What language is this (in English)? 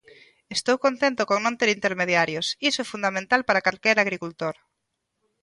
Galician